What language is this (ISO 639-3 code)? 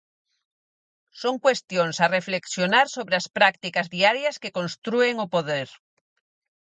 glg